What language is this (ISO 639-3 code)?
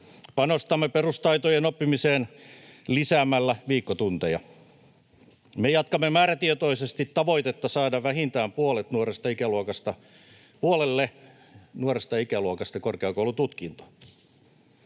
fin